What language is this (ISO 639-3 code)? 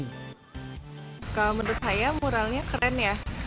ind